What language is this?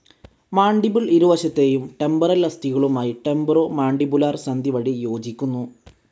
Malayalam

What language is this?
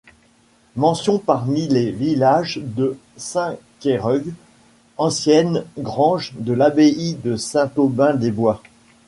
French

